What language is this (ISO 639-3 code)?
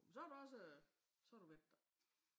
dan